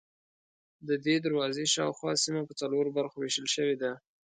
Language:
Pashto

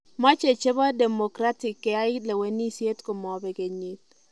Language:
Kalenjin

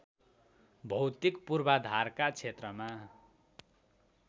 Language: Nepali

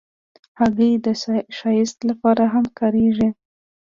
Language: Pashto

